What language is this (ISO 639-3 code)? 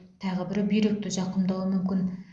kaz